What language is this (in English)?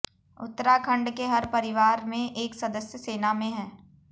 Hindi